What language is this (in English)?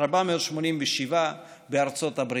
Hebrew